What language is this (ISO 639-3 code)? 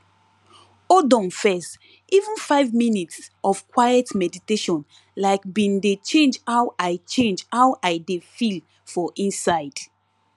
pcm